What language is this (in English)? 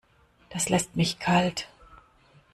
German